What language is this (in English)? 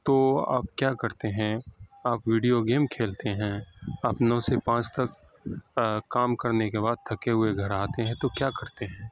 Urdu